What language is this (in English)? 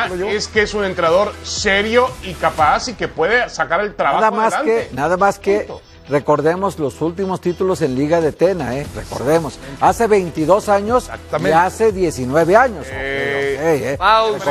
Spanish